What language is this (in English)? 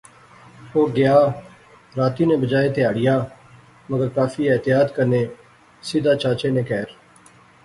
Pahari-Potwari